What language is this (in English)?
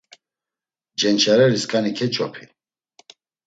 Laz